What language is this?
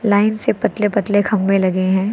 Hindi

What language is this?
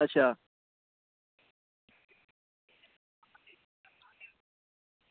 Dogri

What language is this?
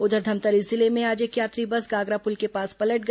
Hindi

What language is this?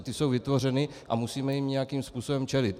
Czech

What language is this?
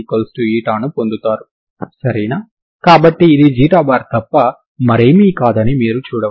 Telugu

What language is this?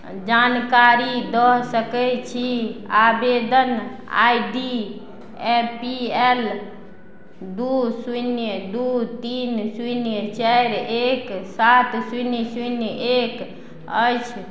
Maithili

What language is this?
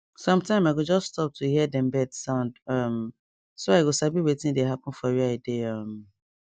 Nigerian Pidgin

